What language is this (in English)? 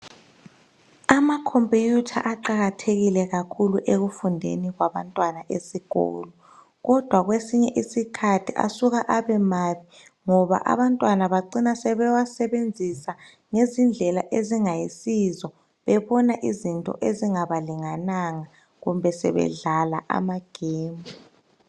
North Ndebele